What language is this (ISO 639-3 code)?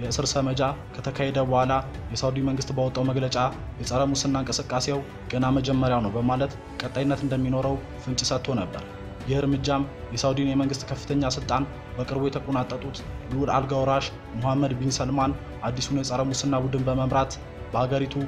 ara